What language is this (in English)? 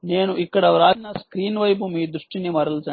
Telugu